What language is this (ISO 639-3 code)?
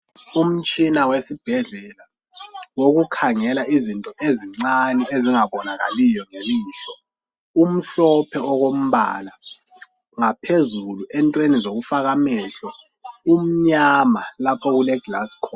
nde